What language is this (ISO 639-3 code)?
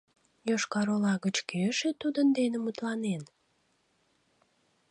chm